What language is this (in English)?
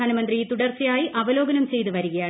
Malayalam